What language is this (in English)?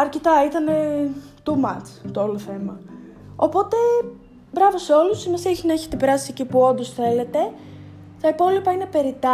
Greek